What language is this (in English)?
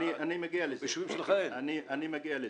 Hebrew